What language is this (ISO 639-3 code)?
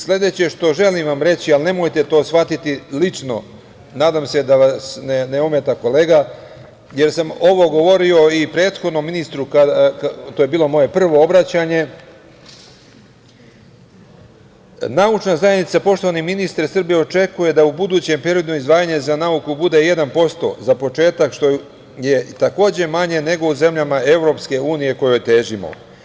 srp